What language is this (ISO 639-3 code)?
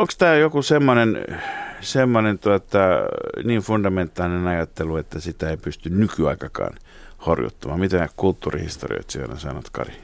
fin